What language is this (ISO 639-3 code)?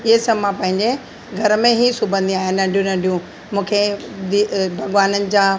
snd